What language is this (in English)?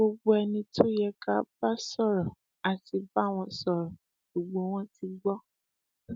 Yoruba